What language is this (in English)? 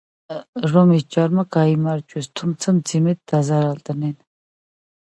Georgian